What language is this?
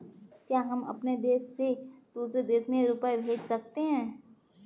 Hindi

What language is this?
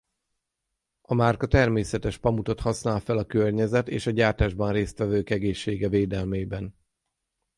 Hungarian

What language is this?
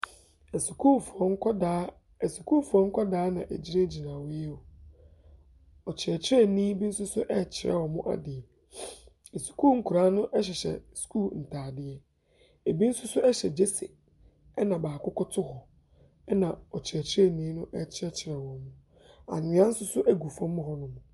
Akan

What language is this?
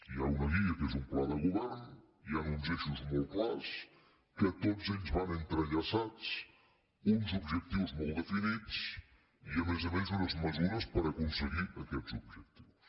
Catalan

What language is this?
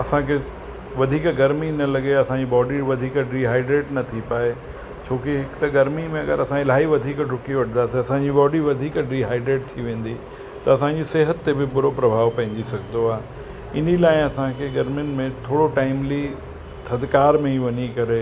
Sindhi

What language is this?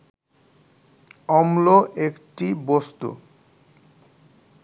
Bangla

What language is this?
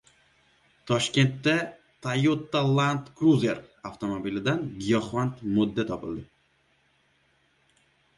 Uzbek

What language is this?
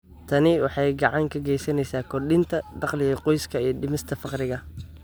Somali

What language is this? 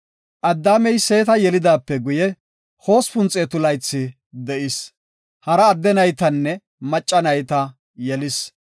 Gofa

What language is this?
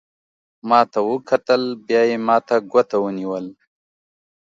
Pashto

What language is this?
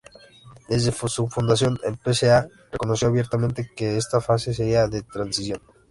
Spanish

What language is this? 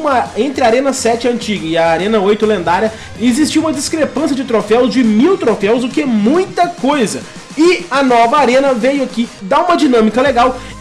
Portuguese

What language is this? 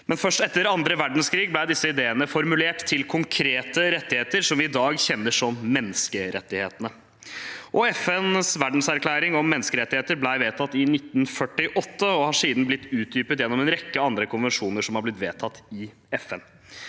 Norwegian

